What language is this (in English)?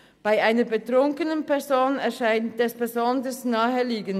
Swiss German